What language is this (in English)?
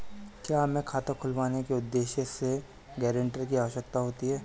Hindi